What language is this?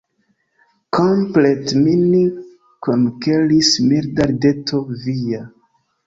Esperanto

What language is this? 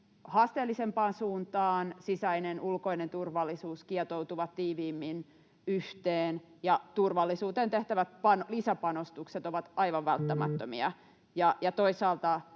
Finnish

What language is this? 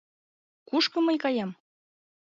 Mari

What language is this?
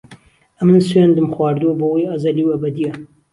Central Kurdish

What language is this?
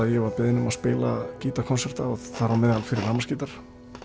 Icelandic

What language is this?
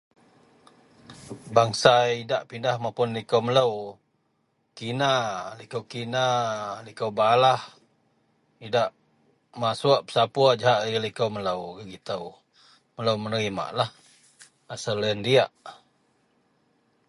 Central Melanau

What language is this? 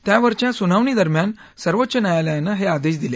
Marathi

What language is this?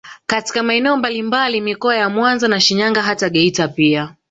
Swahili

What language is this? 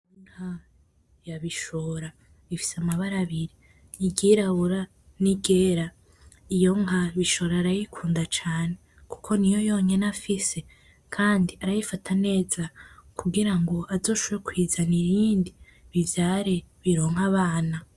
Rundi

